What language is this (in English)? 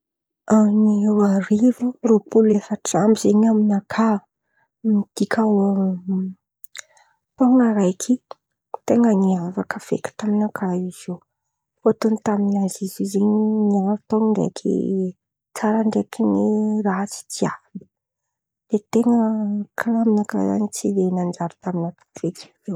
Antankarana Malagasy